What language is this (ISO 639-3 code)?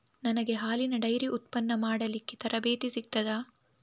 kan